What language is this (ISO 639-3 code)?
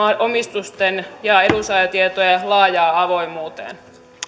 fin